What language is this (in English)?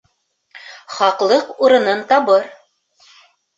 Bashkir